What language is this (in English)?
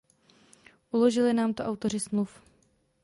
Czech